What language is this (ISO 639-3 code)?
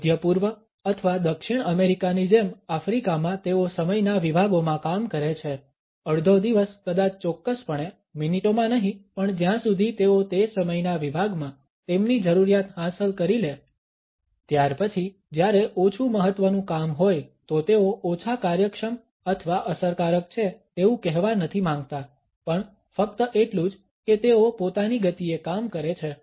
guj